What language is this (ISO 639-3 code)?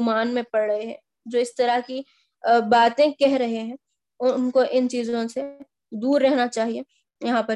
urd